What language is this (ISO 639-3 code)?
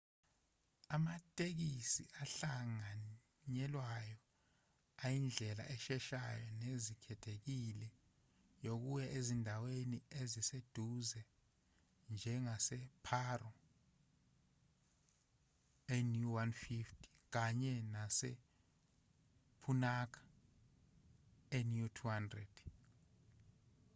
zul